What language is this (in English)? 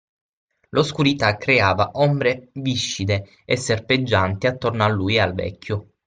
Italian